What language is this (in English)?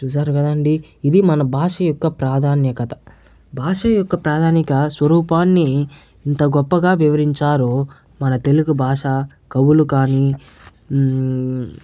Telugu